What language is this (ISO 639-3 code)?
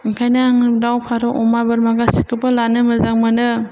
brx